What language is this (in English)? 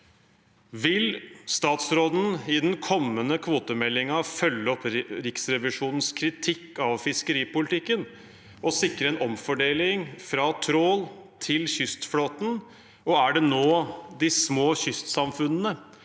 Norwegian